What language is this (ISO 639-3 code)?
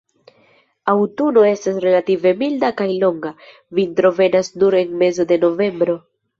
epo